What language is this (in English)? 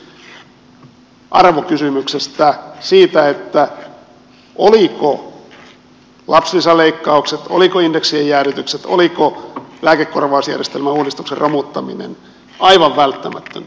Finnish